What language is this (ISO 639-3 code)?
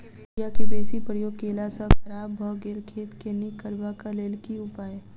mai